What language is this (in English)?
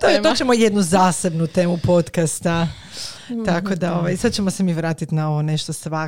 Croatian